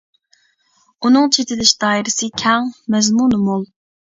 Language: Uyghur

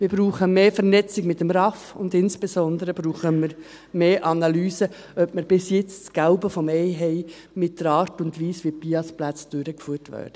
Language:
Swiss German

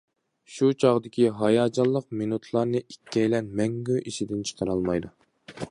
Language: Uyghur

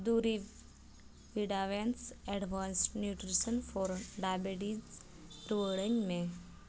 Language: Santali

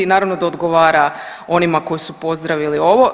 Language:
Croatian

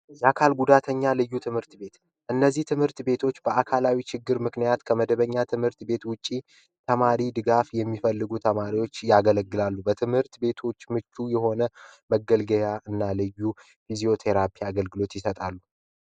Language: Amharic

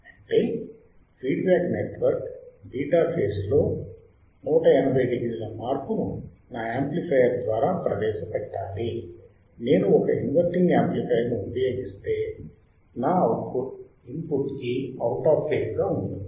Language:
Telugu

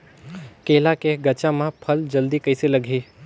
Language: Chhattisgarhi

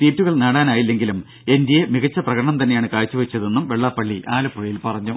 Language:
Malayalam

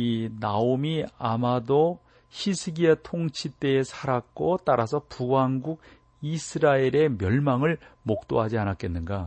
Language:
Korean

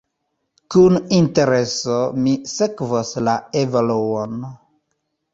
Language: Esperanto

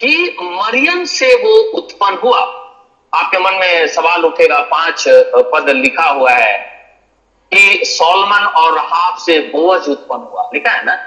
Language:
Hindi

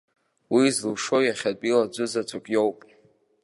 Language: Abkhazian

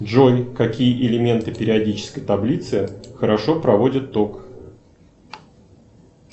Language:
Russian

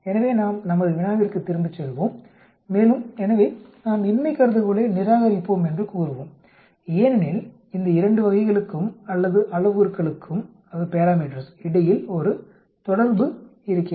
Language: Tamil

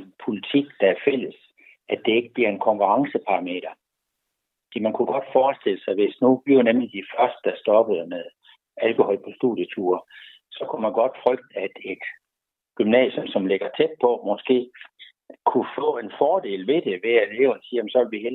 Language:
Danish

